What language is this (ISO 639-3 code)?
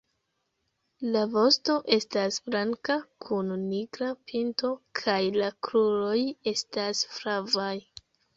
epo